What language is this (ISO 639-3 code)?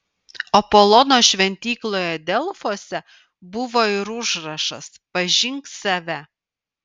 lit